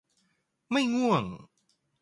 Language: Thai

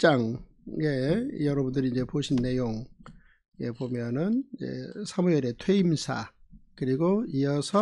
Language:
Korean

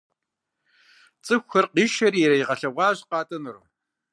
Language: Kabardian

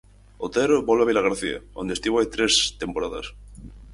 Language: Galician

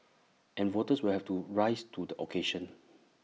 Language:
English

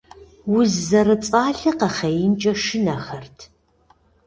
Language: Kabardian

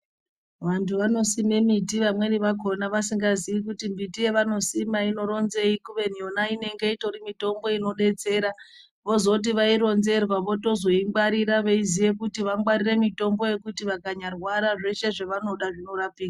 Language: Ndau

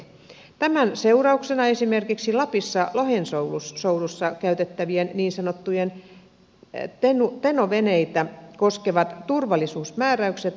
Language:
Finnish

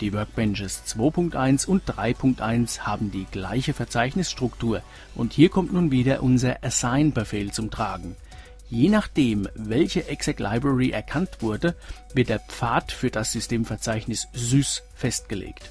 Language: German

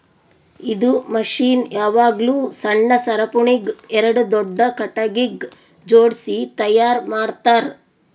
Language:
Kannada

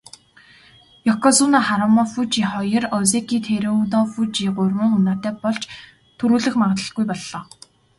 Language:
Mongolian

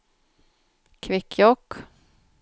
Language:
Swedish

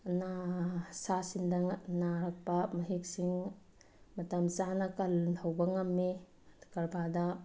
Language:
Manipuri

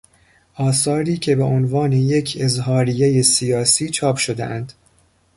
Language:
Persian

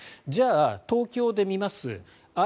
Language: Japanese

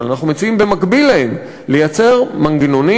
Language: Hebrew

